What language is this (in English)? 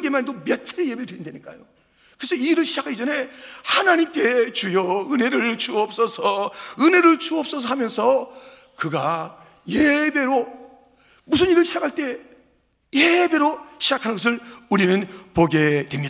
Korean